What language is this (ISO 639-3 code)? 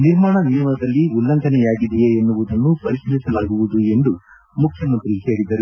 kan